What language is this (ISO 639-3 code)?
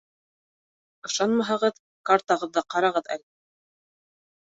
bak